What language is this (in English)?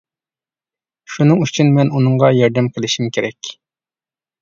Uyghur